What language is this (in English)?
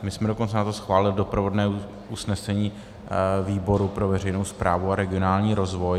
Czech